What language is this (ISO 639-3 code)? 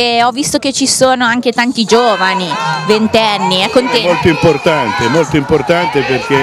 ita